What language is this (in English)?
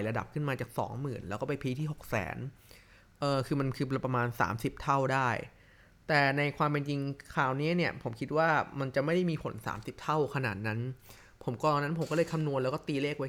Thai